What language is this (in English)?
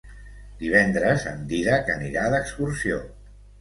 Catalan